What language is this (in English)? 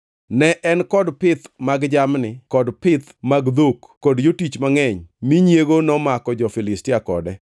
Luo (Kenya and Tanzania)